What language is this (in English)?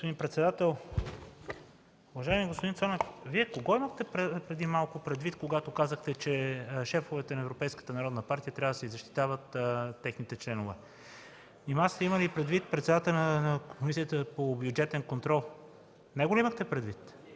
Bulgarian